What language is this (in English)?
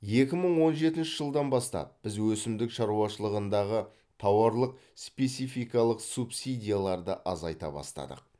Kazakh